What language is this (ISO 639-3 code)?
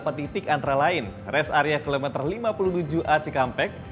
ind